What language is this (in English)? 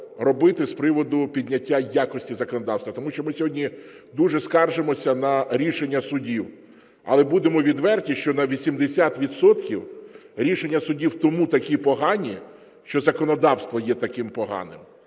Ukrainian